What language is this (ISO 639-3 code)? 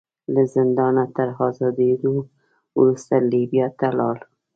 pus